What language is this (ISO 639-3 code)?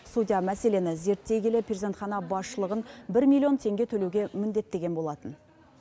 kaz